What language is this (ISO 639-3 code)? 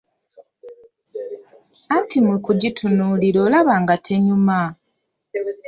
lug